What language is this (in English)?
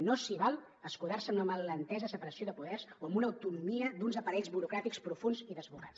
Catalan